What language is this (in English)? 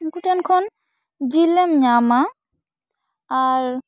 Santali